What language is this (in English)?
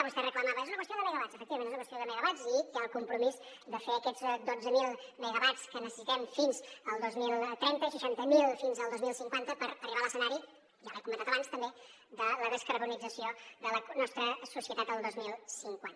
Catalan